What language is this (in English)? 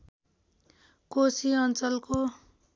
Nepali